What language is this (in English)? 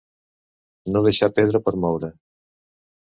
Catalan